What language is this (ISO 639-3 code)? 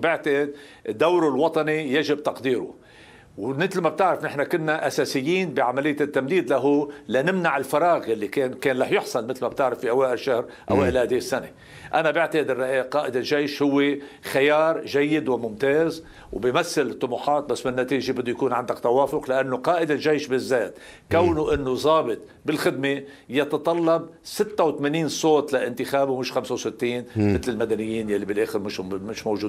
ara